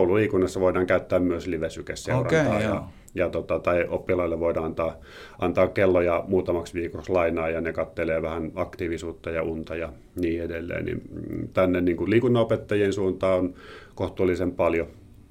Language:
Finnish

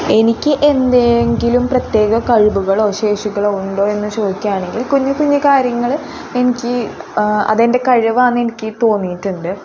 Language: Malayalam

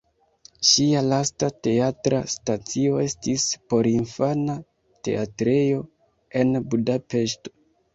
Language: Esperanto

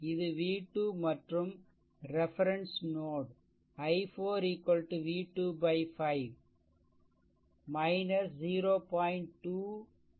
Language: Tamil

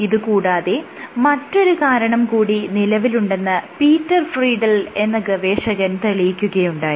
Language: Malayalam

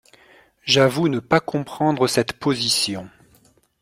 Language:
French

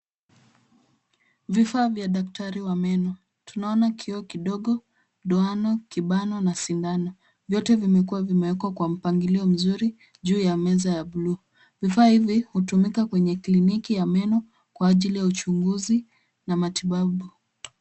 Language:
Swahili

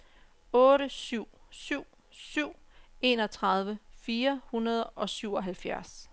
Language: Danish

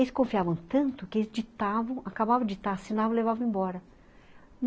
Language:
Portuguese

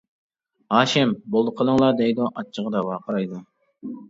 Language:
Uyghur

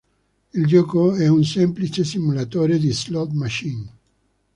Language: Italian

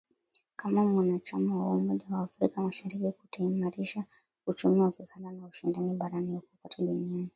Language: Swahili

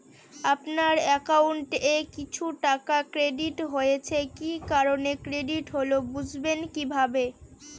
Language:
Bangla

